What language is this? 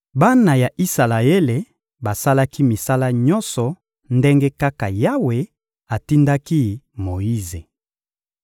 Lingala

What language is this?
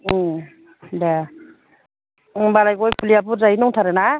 Bodo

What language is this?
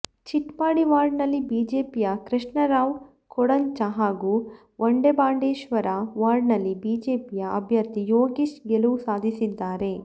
Kannada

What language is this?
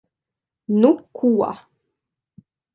Latvian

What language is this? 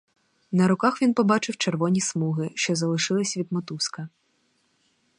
Ukrainian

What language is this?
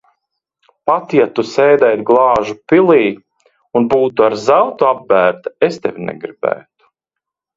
Latvian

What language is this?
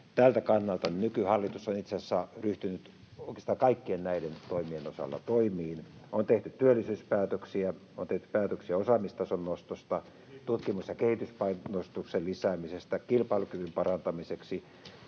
Finnish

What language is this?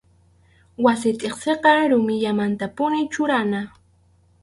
Arequipa-La Unión Quechua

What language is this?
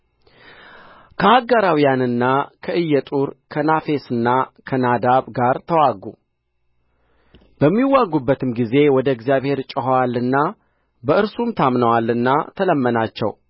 Amharic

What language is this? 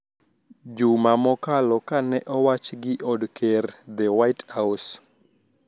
Luo (Kenya and Tanzania)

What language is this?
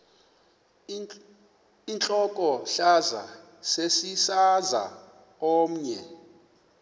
Xhosa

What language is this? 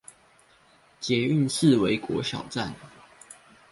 Chinese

